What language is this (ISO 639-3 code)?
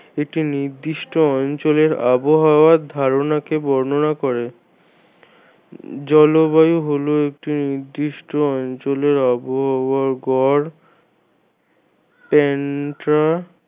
ben